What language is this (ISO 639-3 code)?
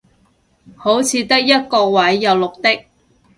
yue